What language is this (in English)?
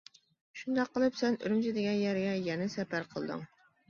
Uyghur